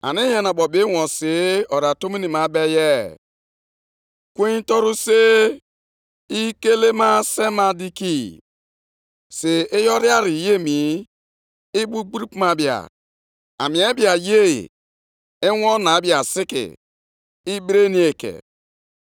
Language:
Igbo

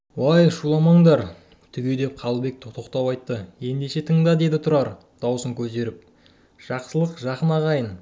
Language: Kazakh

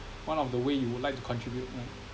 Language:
English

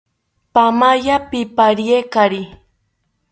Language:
South Ucayali Ashéninka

